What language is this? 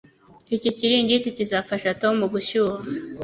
Kinyarwanda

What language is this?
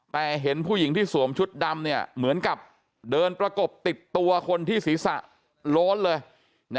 Thai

